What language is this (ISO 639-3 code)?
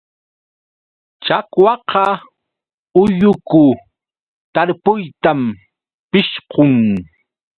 qux